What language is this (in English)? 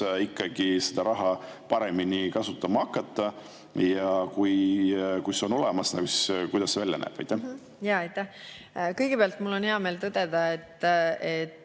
Estonian